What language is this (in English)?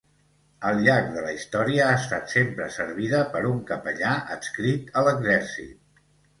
Catalan